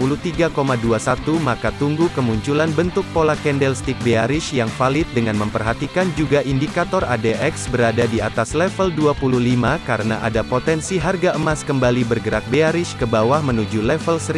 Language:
Indonesian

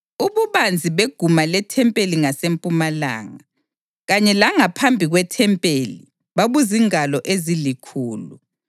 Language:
North Ndebele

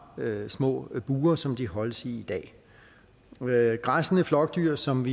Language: Danish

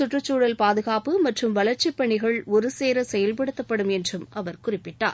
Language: Tamil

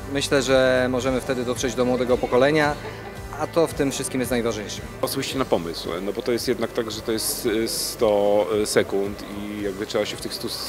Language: Polish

